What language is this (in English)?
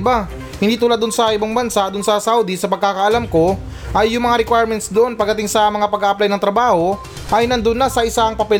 Filipino